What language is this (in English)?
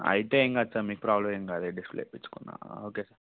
Telugu